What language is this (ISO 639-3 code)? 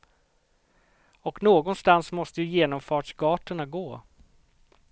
swe